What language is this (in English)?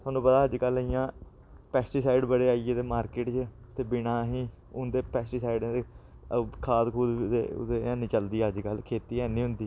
Dogri